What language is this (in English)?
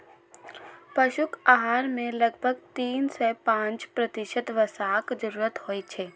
Maithili